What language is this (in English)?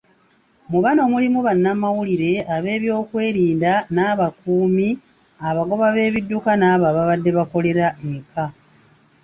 Ganda